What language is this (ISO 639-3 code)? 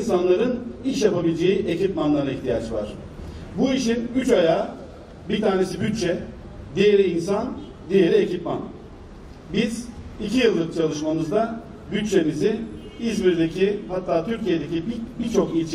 tur